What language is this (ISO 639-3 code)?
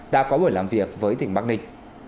vie